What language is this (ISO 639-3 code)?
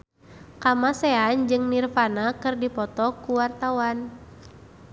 sun